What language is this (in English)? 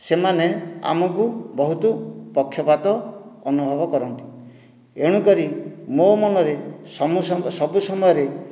Odia